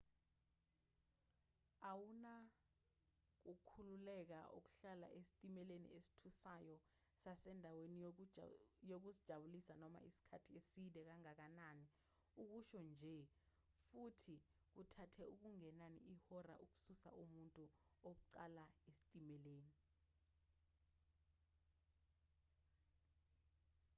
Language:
Zulu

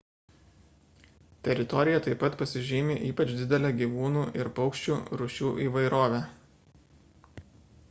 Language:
Lithuanian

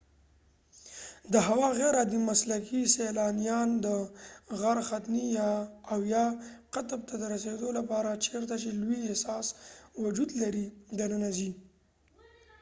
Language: Pashto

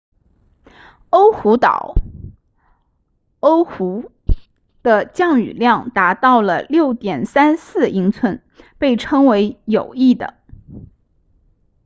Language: Chinese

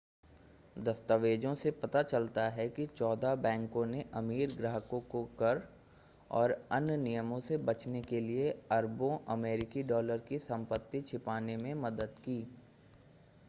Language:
Hindi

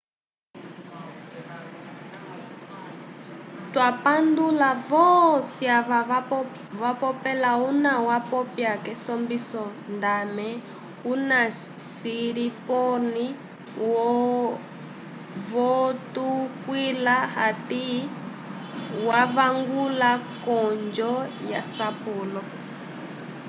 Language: Umbundu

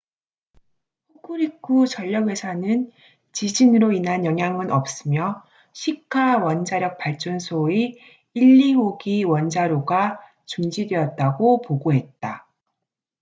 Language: Korean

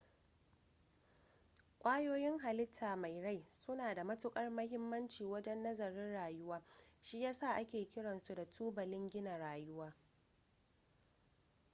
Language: Hausa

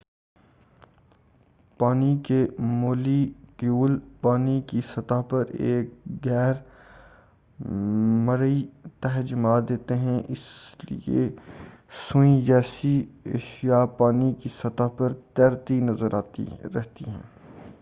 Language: Urdu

